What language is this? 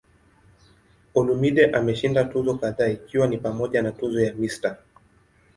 Swahili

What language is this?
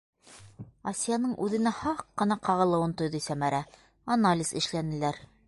Bashkir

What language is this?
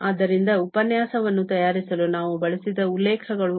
Kannada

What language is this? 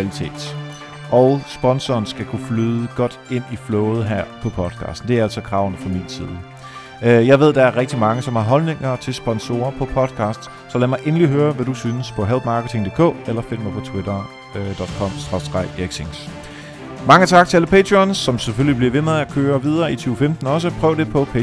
Danish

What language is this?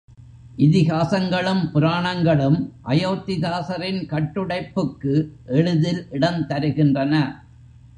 Tamil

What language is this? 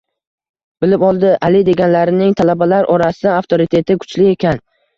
Uzbek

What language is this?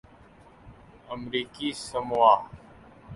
Urdu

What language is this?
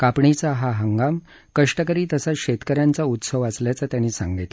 Marathi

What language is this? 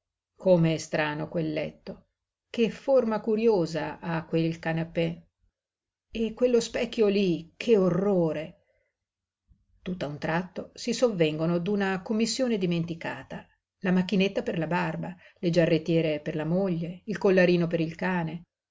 Italian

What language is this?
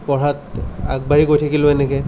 Assamese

